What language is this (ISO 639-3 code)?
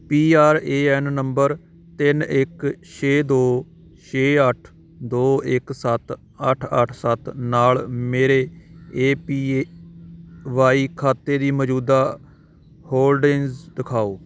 pan